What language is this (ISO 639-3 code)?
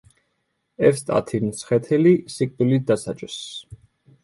kat